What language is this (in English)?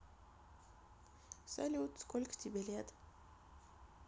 Russian